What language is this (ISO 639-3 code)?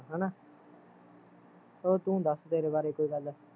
pan